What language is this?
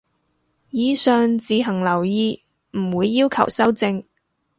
Cantonese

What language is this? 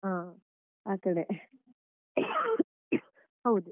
Kannada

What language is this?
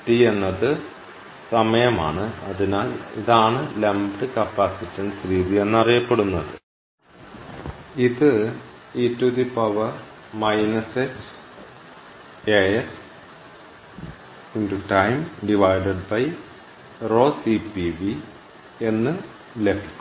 Malayalam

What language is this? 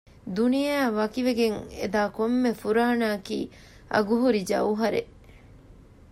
Divehi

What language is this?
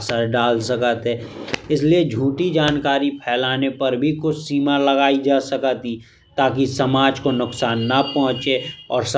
Bundeli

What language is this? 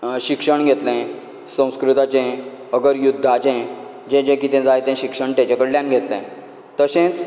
Konkani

